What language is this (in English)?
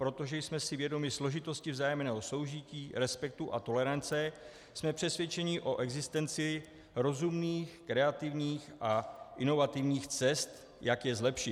Czech